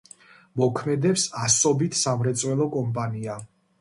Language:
Georgian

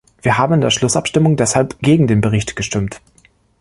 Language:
German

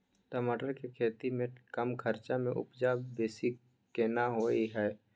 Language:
Maithili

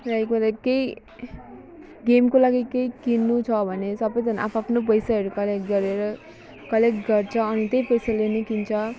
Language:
Nepali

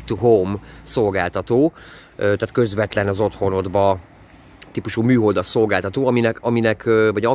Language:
Hungarian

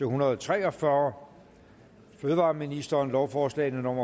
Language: Danish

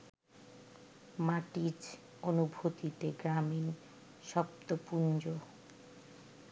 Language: Bangla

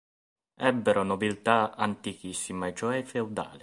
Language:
Italian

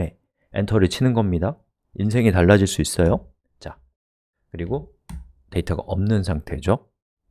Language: Korean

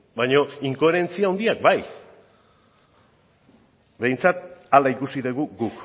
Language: Basque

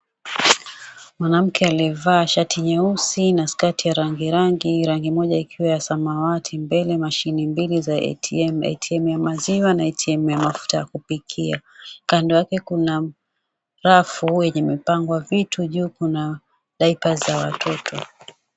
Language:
Swahili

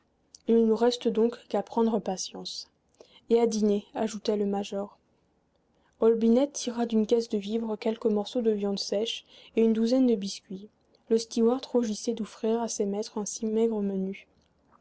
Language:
French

